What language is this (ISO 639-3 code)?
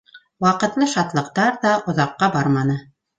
bak